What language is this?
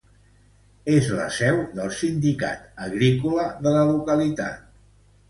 Catalan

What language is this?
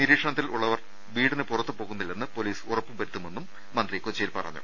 Malayalam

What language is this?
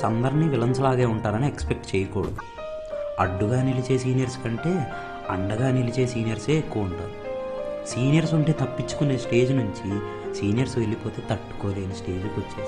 Telugu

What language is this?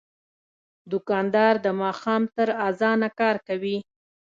Pashto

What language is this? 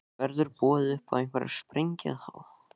Icelandic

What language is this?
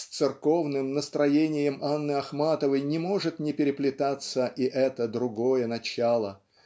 Russian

